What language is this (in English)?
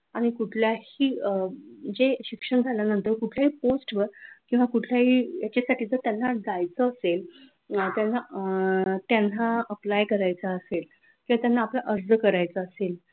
Marathi